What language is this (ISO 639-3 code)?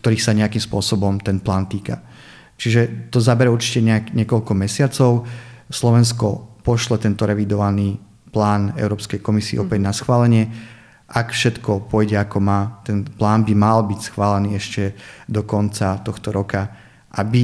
slk